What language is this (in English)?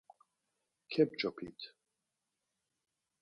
Laz